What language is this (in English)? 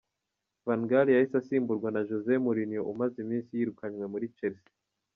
Kinyarwanda